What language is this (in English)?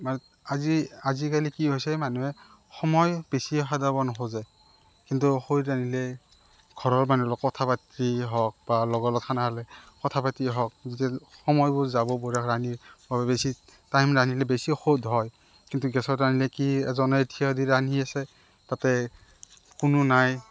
Assamese